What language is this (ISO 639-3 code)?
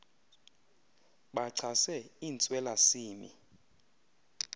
xho